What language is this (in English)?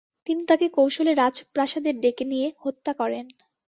Bangla